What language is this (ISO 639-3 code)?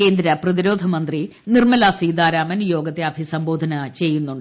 mal